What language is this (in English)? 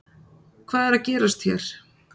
Icelandic